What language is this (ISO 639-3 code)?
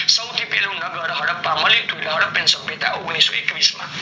guj